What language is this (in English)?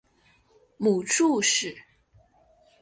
Chinese